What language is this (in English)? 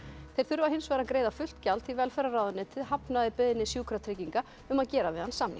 Icelandic